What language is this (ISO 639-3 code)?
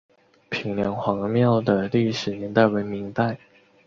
zho